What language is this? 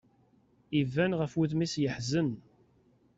Kabyle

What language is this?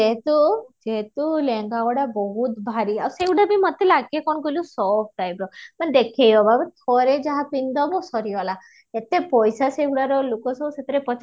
Odia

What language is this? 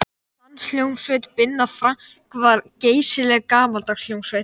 Icelandic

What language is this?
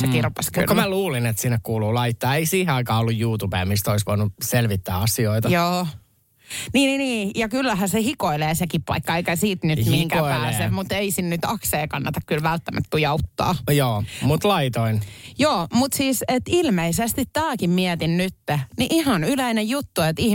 Finnish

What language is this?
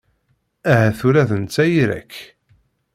Kabyle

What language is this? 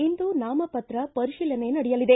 Kannada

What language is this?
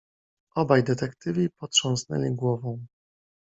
Polish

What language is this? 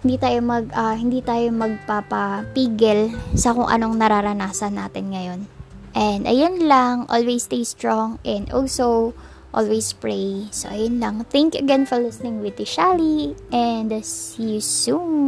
Filipino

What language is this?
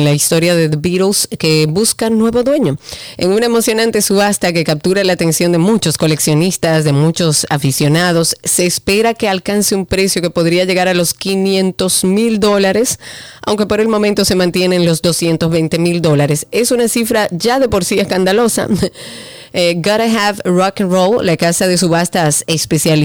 Spanish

